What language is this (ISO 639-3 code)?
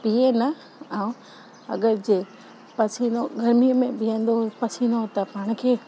snd